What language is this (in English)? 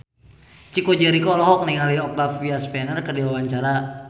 Sundanese